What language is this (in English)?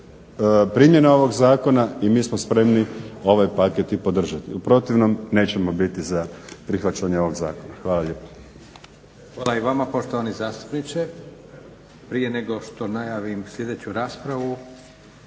Croatian